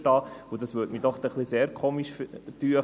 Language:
Swiss German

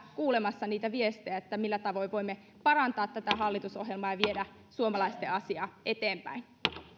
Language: Finnish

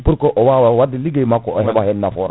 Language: Fula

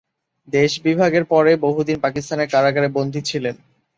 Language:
Bangla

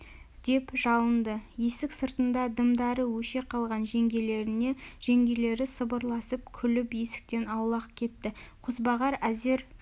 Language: Kazakh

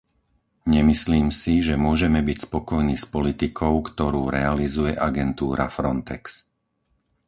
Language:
Slovak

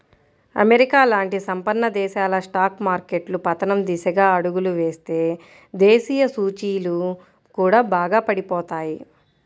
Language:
Telugu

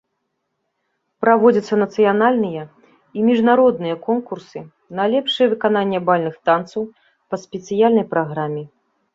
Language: Belarusian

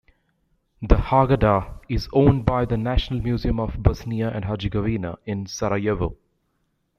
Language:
English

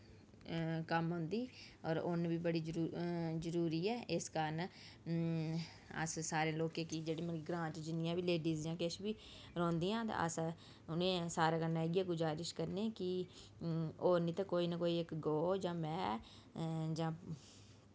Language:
Dogri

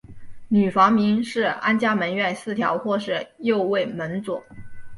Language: Chinese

